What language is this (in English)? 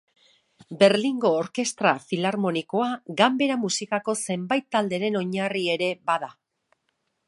Basque